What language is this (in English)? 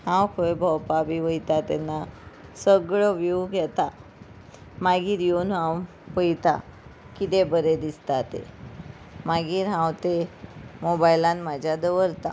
Konkani